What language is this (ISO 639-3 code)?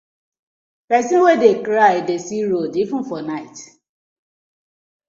pcm